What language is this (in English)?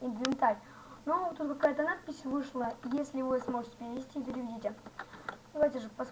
Russian